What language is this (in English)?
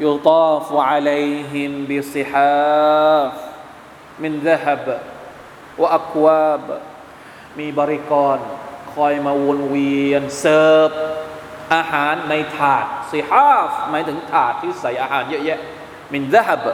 Thai